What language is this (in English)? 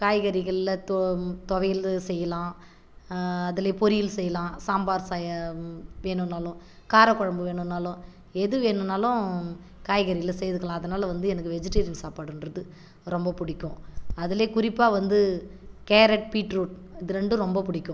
Tamil